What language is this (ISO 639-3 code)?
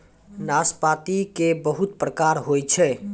mai